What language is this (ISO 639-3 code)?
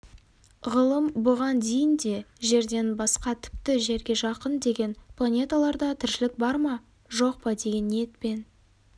kaz